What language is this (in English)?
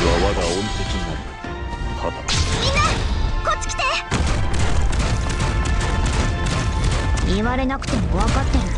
Japanese